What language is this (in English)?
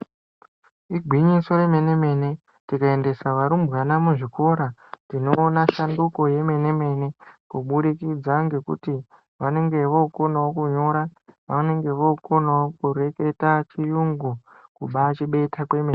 Ndau